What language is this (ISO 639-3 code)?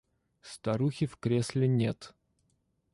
rus